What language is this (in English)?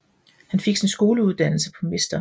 Danish